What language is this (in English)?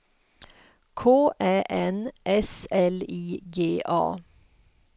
Swedish